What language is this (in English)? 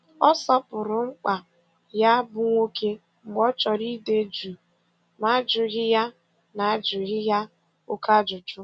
Igbo